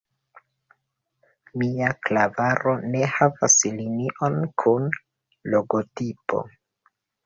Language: Esperanto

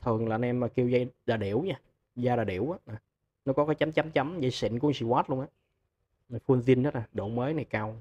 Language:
Vietnamese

